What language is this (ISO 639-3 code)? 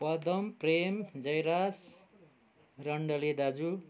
nep